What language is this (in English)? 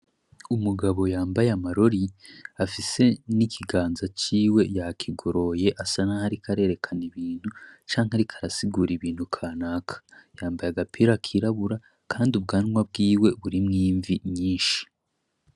Rundi